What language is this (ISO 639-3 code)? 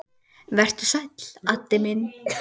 isl